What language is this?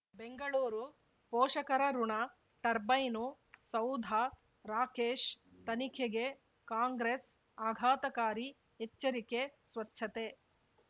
Kannada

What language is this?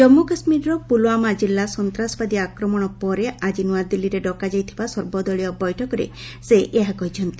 Odia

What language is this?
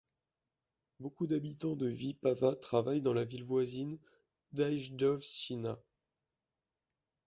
French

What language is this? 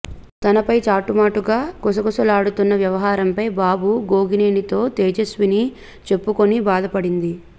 Telugu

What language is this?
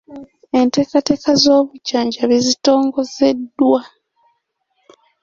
Ganda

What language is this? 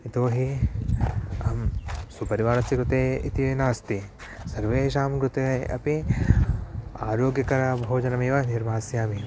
Sanskrit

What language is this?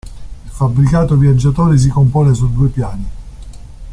Italian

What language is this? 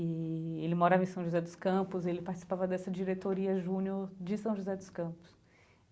Portuguese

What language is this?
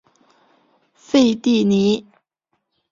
Chinese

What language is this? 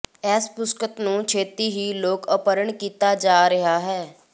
Punjabi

